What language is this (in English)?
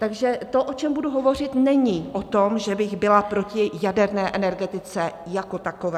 Czech